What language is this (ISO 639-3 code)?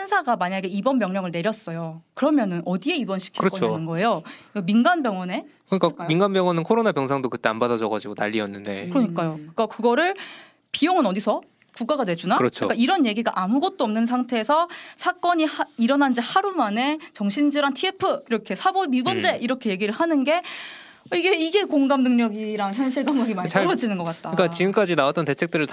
kor